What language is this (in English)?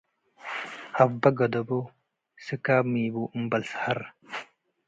Tigre